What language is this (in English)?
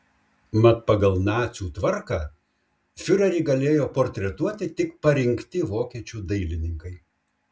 Lithuanian